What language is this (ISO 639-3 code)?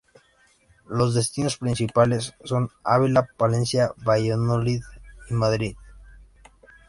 spa